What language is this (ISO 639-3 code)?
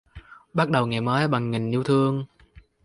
vie